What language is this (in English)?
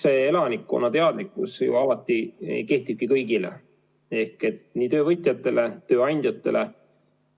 Estonian